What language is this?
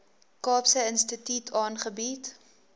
Afrikaans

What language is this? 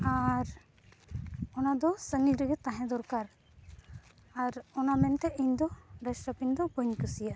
Santali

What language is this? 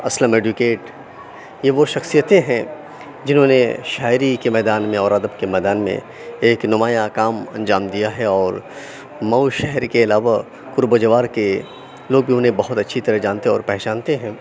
Urdu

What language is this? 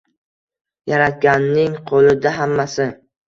Uzbek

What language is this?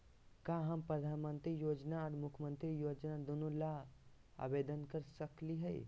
Magahi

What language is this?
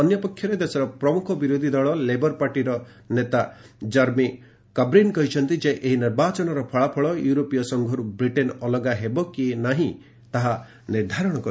Odia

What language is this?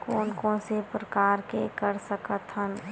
Chhattisgarhi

